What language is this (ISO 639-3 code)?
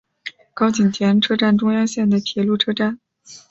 zho